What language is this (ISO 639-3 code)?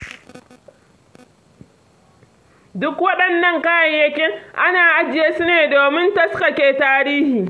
hau